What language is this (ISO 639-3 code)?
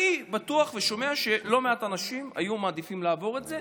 heb